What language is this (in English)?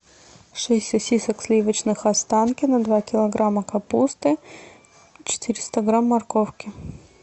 Russian